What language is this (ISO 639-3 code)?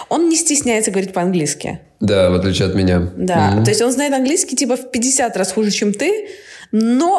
rus